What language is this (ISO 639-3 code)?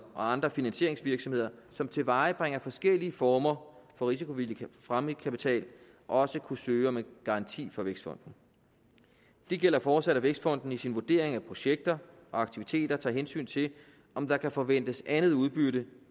dan